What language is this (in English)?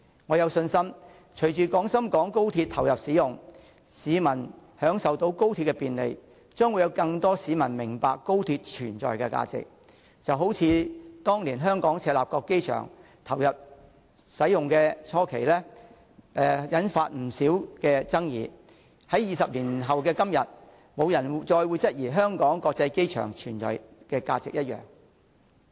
Cantonese